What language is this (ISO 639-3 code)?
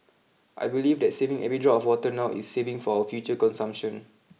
eng